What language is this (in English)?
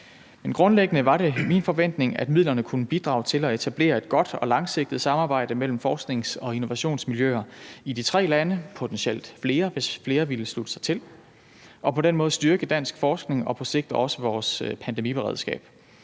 Danish